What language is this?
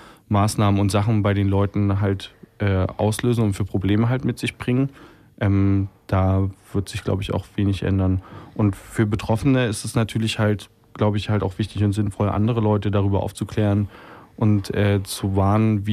German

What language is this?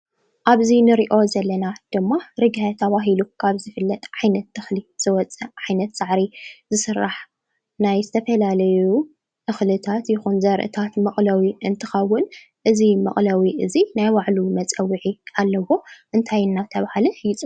Tigrinya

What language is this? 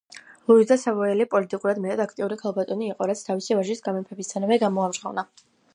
Georgian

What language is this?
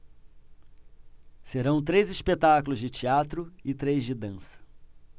Portuguese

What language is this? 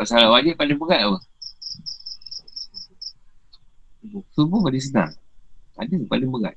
Malay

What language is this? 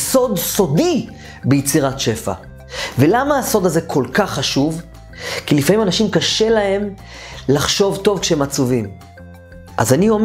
Hebrew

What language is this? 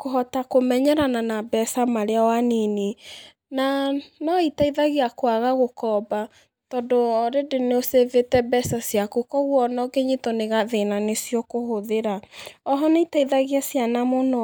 Kikuyu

